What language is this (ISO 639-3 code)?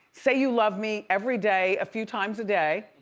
eng